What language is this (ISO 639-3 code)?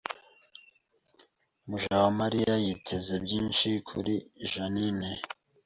kin